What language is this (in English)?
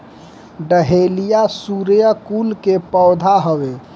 Bhojpuri